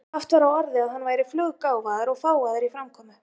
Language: Icelandic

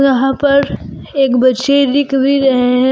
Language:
Hindi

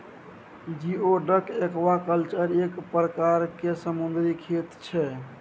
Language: Maithili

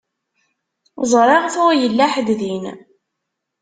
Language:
Kabyle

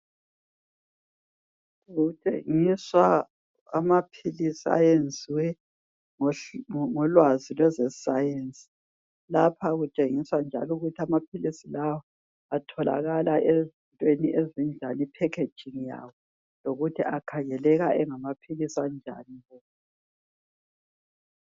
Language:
North Ndebele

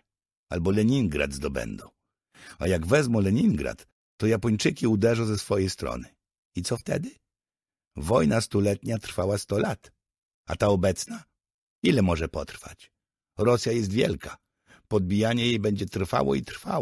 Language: Polish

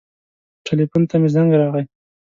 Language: Pashto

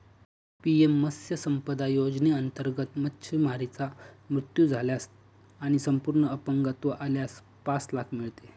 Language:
Marathi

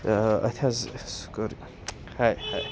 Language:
Kashmiri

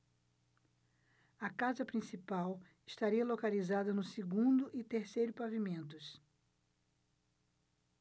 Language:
Portuguese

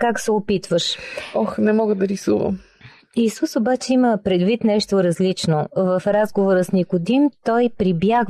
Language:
Bulgarian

